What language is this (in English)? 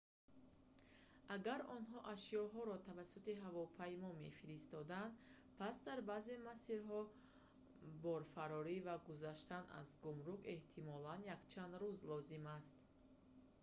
Tajik